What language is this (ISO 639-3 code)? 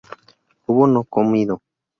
spa